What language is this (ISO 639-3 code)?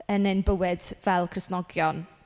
cym